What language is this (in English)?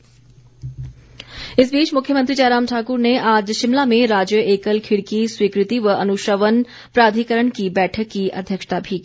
Hindi